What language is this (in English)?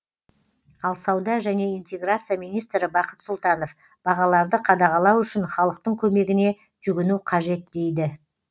Kazakh